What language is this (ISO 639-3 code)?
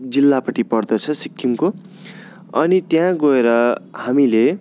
nep